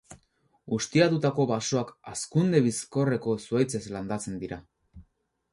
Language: Basque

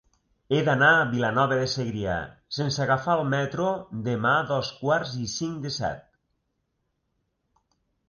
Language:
Catalan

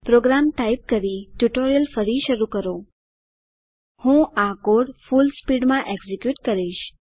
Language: Gujarati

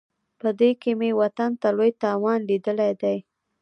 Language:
Pashto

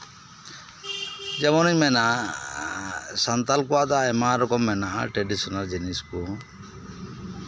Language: Santali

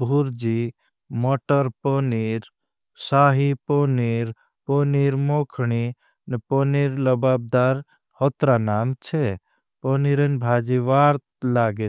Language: Bhili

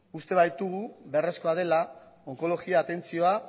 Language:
Basque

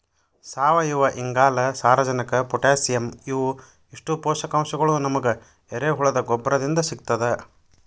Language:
Kannada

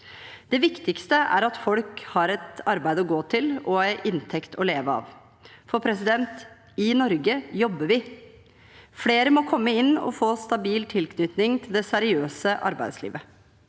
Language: Norwegian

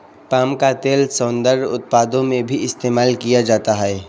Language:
Hindi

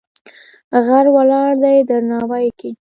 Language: Pashto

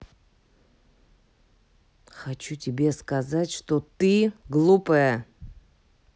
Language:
Russian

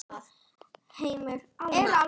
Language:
Icelandic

